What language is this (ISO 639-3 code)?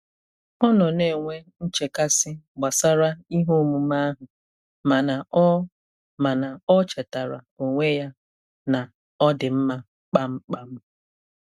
ibo